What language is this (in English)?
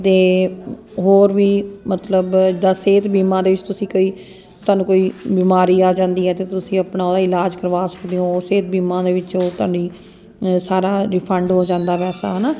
Punjabi